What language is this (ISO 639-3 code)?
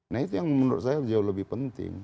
ind